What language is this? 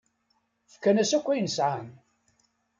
Kabyle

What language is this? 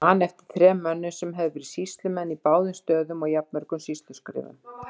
Icelandic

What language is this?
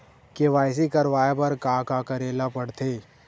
Chhattisgarhi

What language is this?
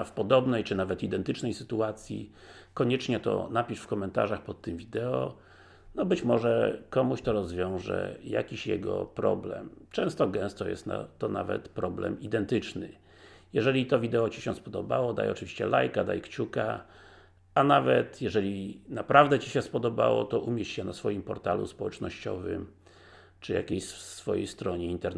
Polish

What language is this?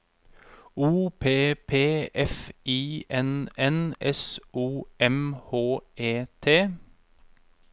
Norwegian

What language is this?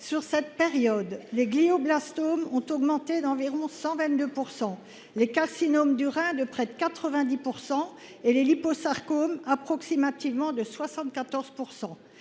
French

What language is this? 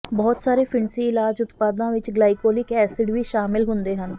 Punjabi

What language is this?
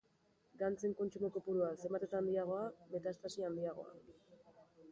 Basque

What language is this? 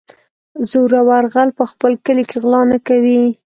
Pashto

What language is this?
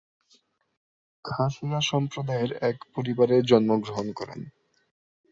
Bangla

